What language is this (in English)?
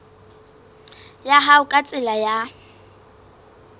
Southern Sotho